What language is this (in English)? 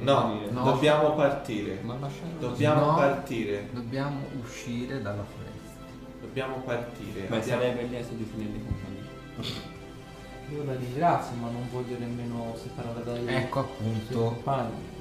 Italian